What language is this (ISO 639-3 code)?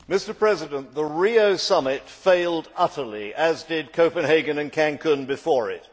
eng